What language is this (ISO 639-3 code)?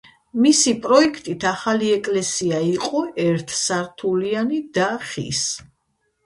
kat